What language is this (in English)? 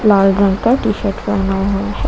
Hindi